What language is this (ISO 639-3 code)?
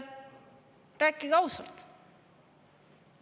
est